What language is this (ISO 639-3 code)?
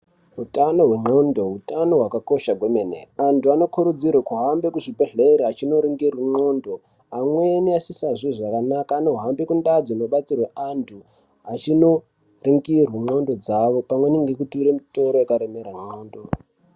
ndc